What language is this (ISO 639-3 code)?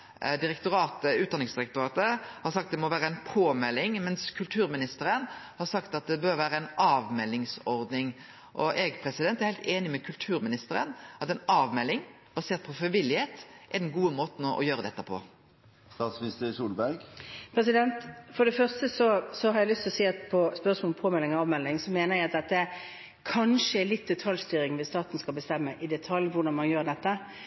nor